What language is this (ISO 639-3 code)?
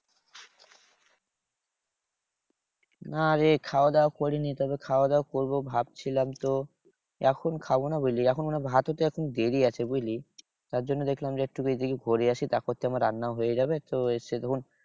ben